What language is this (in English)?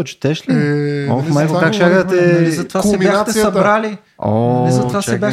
Bulgarian